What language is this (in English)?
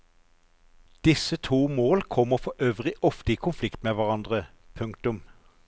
Norwegian